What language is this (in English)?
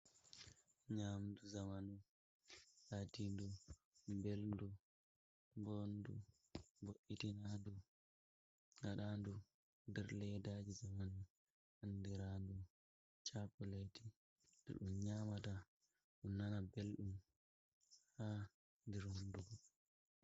Fula